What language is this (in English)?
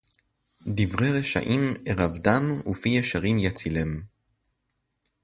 Hebrew